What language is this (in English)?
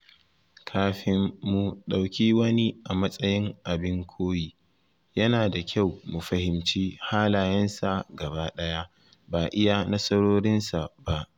Hausa